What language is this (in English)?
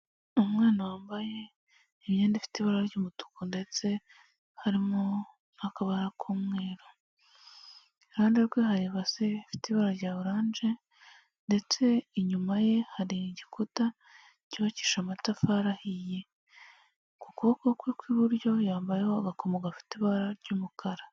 Kinyarwanda